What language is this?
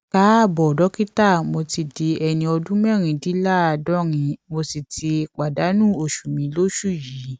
Yoruba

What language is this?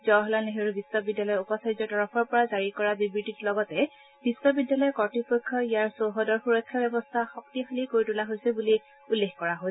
Assamese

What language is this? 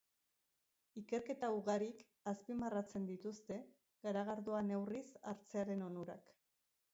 Basque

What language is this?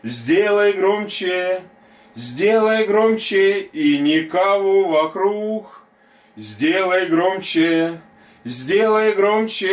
Russian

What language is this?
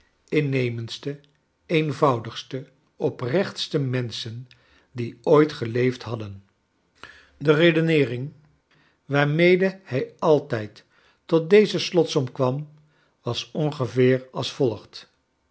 Dutch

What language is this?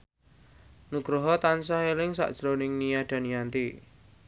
Javanese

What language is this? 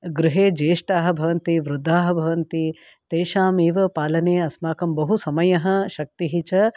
Sanskrit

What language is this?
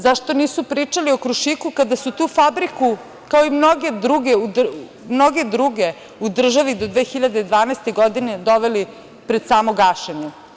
Serbian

